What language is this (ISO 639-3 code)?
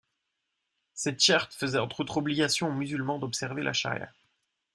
fra